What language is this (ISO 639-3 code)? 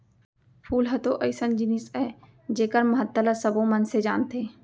hne